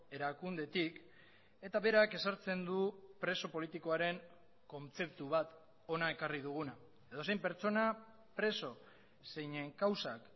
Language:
Basque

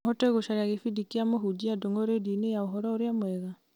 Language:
Kikuyu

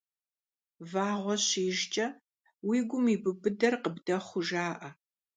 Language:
Kabardian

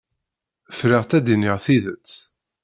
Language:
Kabyle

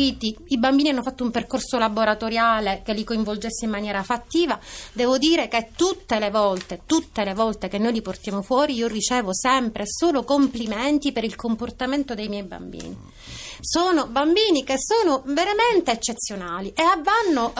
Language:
Italian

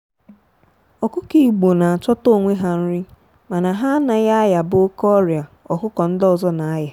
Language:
Igbo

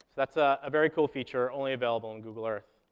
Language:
English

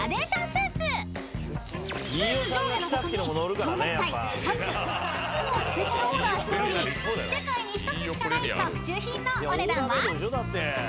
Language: Japanese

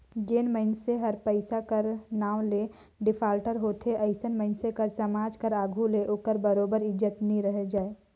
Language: Chhattisgarhi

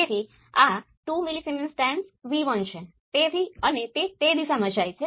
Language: Gujarati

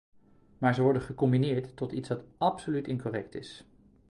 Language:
Dutch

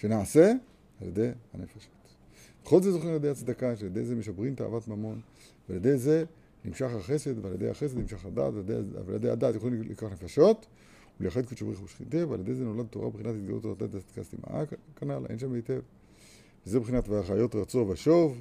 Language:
Hebrew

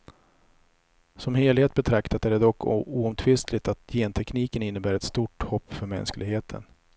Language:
Swedish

